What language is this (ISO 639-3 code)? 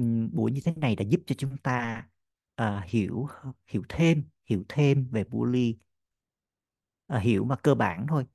vie